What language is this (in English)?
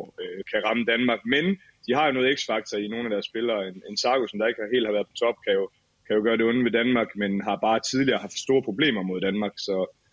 Danish